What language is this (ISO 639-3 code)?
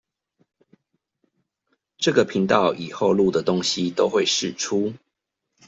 zho